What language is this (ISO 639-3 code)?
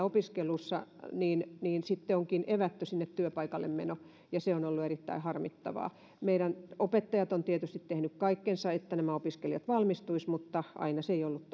fin